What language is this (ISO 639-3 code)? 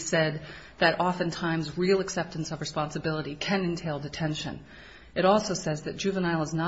eng